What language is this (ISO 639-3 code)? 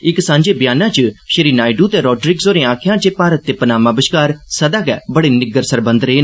doi